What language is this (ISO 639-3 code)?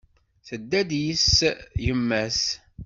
kab